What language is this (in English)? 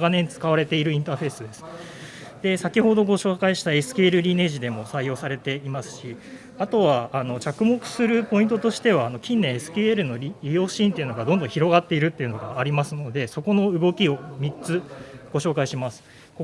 Japanese